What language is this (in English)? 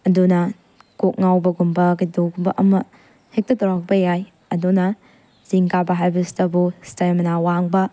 Manipuri